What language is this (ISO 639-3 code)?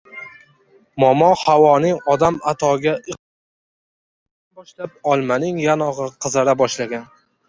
uzb